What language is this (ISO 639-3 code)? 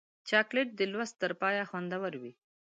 pus